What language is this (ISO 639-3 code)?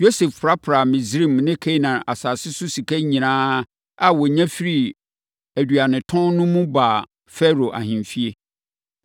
aka